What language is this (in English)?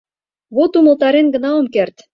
Mari